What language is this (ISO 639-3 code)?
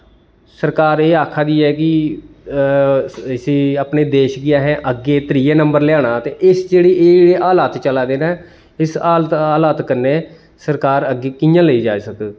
doi